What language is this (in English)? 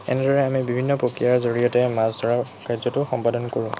Assamese